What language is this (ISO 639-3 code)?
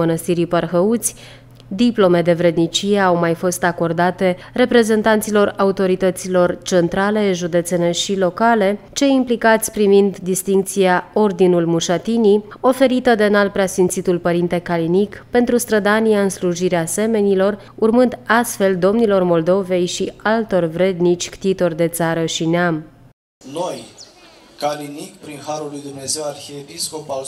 ron